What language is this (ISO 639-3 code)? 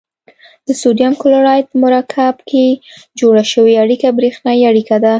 pus